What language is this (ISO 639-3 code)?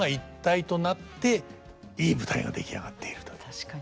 jpn